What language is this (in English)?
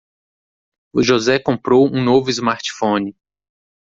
Portuguese